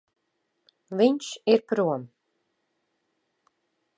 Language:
Latvian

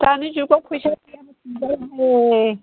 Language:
Bodo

